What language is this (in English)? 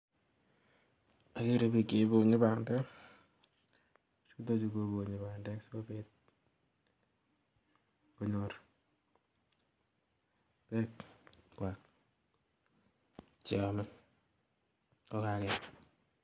Kalenjin